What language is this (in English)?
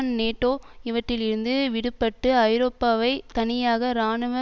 Tamil